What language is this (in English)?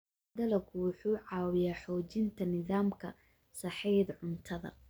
Somali